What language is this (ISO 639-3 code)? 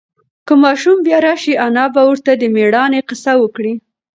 pus